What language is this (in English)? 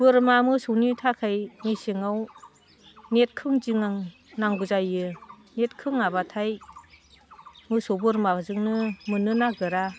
Bodo